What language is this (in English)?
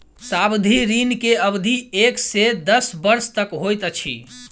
Maithili